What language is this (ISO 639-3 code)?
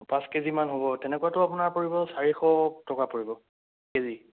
asm